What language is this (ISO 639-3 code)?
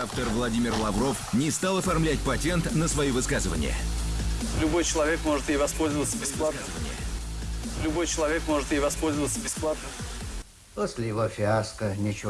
rus